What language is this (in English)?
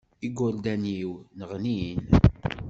Kabyle